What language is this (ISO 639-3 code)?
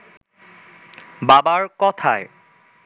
ben